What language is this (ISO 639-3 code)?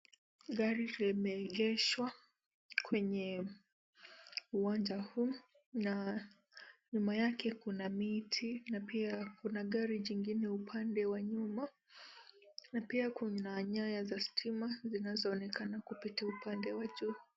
swa